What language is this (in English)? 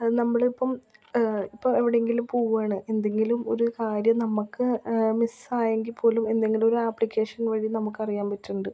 Malayalam